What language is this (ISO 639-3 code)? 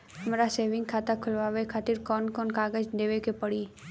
bho